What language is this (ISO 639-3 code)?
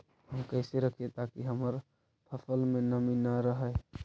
mag